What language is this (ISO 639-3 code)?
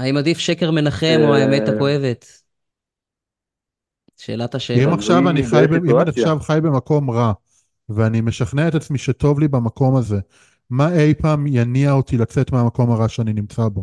heb